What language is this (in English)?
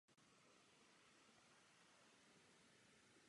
Czech